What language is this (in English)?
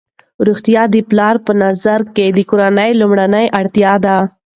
Pashto